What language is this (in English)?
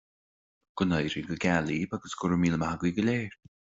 Irish